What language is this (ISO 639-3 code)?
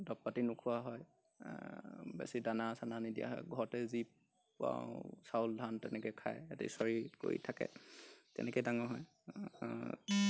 asm